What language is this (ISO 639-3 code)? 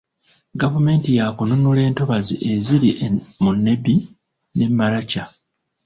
lug